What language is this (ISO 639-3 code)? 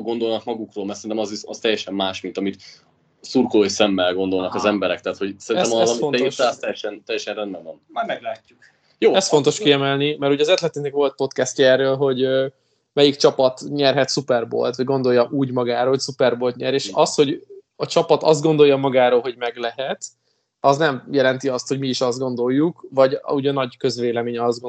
hun